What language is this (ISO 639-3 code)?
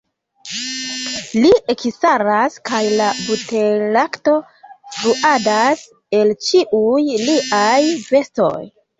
epo